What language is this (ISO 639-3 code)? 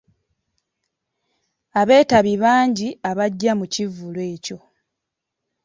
lug